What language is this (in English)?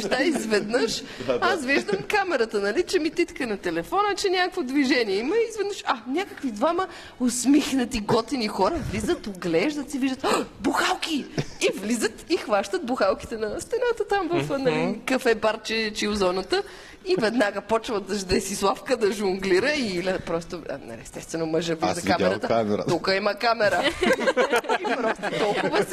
Bulgarian